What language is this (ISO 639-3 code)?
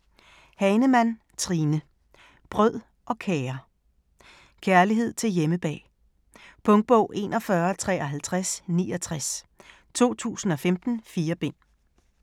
dan